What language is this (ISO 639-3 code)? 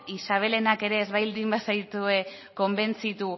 eus